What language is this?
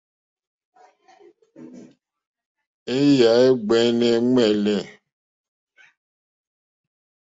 Mokpwe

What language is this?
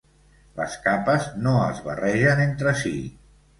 Catalan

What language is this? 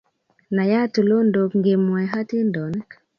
Kalenjin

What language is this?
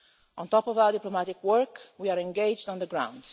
English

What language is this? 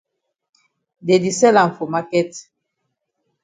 Cameroon Pidgin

